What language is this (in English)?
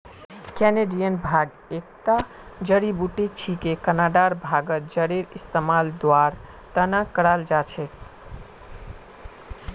Magahi